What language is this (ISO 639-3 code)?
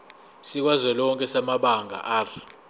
zul